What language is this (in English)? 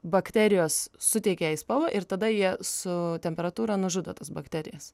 Lithuanian